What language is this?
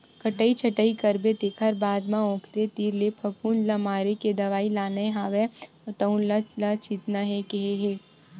Chhattisgarhi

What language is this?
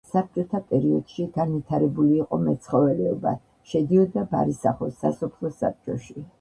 Georgian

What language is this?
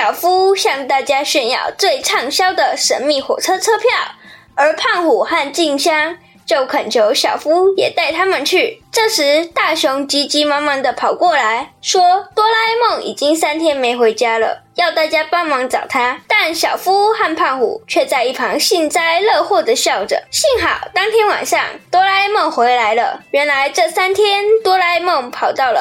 Chinese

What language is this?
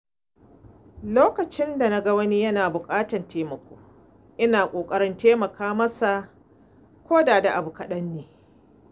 Hausa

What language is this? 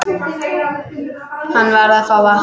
Icelandic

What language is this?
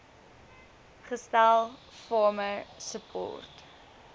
Afrikaans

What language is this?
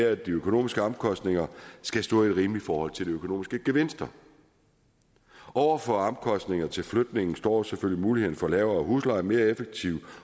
Danish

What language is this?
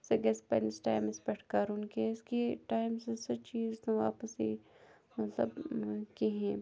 Kashmiri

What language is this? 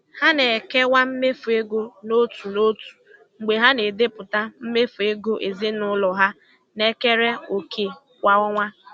Igbo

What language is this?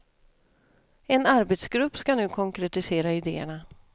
Swedish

